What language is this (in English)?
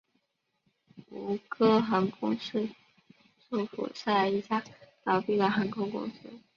Chinese